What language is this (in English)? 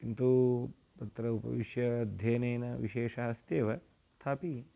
Sanskrit